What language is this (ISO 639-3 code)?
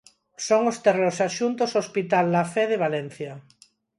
glg